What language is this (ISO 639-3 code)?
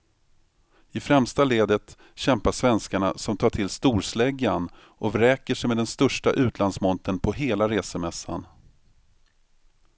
swe